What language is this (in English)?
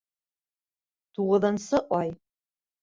Bashkir